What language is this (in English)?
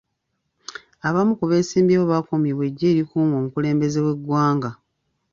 Ganda